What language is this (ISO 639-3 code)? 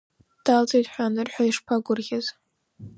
abk